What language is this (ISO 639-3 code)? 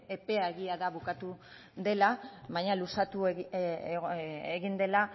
eus